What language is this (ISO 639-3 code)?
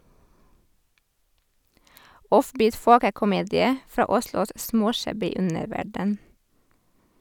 nor